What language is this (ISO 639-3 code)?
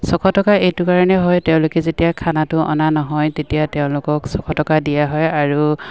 asm